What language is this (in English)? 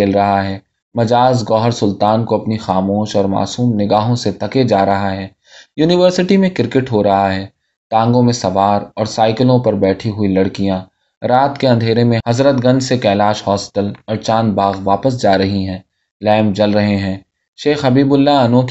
Urdu